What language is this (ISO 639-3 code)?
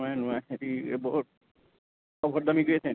asm